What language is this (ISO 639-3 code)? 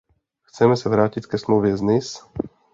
ces